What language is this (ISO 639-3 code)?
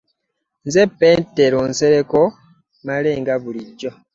lug